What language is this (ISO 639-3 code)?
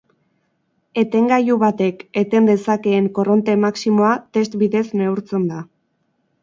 eus